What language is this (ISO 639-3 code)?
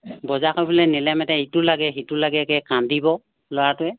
asm